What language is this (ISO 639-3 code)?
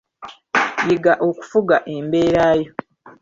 lug